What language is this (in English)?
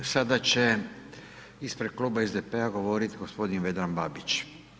Croatian